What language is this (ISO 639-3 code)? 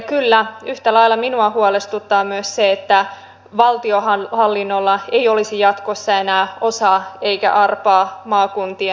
fin